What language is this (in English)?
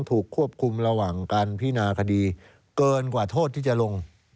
Thai